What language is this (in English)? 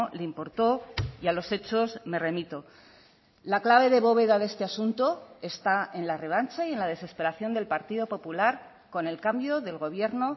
Spanish